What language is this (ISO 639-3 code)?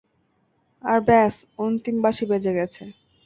ben